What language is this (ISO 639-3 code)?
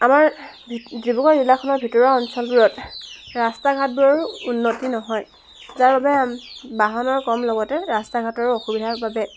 asm